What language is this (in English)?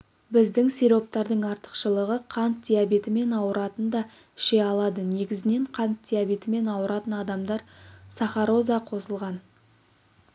Kazakh